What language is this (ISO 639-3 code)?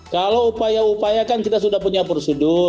ind